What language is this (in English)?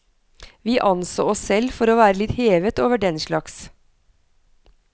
Norwegian